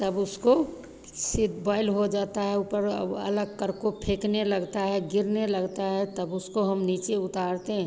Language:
Hindi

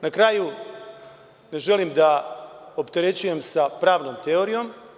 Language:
Serbian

